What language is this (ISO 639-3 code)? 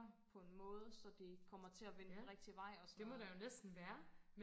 dan